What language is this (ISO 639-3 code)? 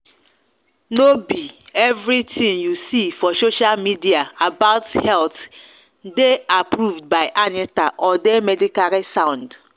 pcm